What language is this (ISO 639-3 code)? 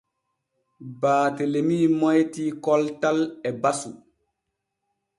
fue